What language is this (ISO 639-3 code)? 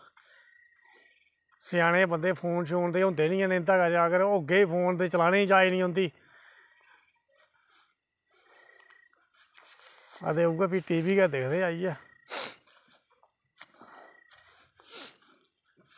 doi